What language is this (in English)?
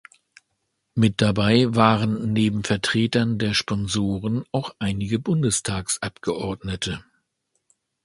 German